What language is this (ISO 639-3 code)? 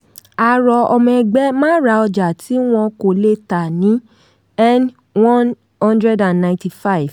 yor